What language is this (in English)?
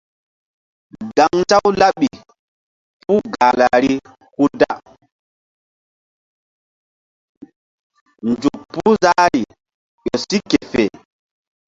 Mbum